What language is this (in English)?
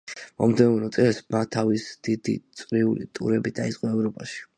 Georgian